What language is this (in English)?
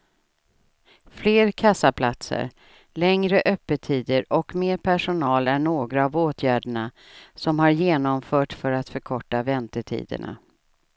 Swedish